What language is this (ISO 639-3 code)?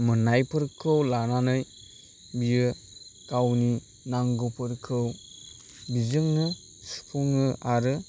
brx